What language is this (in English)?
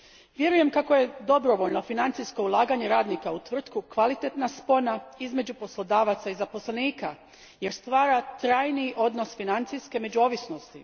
Croatian